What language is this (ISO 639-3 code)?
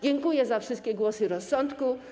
pol